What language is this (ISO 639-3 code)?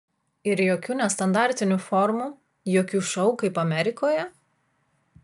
lit